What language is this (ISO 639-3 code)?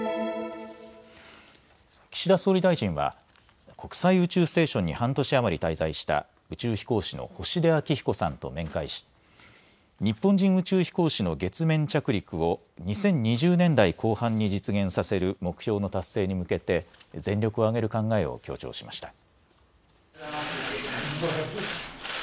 jpn